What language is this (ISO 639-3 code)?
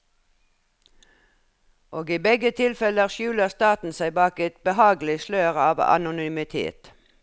nor